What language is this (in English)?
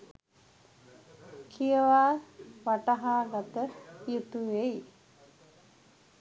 Sinhala